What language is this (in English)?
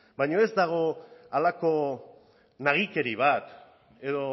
Basque